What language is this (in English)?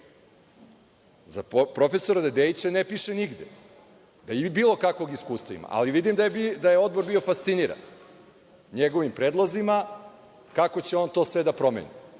Serbian